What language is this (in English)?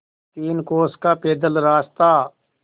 Hindi